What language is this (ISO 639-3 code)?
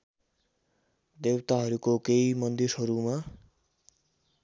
nep